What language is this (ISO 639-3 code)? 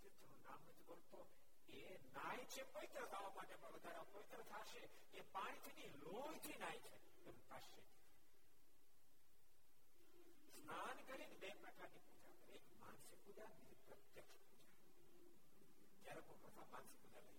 guj